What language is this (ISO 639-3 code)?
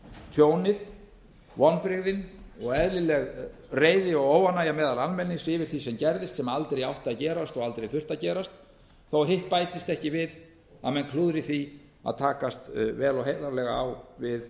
isl